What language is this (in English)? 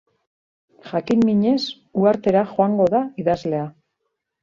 Basque